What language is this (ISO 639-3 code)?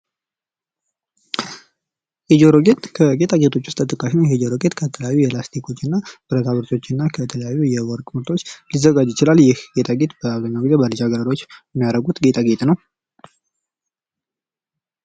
amh